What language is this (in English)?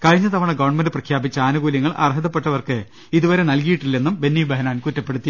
Malayalam